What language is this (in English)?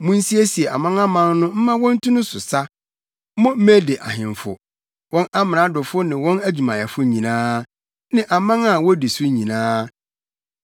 Akan